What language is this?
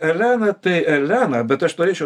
Lithuanian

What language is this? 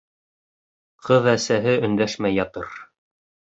Bashkir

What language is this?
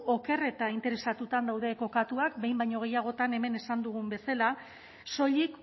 Basque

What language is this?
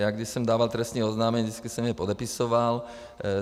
Czech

